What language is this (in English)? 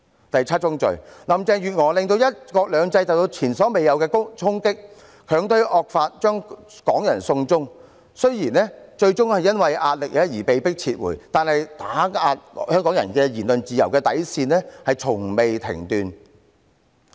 Cantonese